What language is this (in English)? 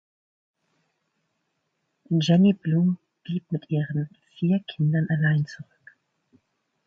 German